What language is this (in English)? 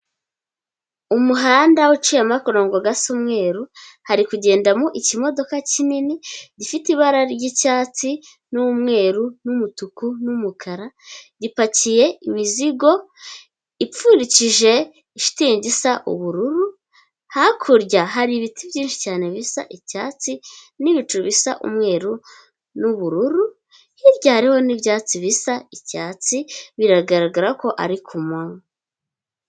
Kinyarwanda